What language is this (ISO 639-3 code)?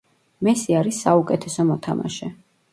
kat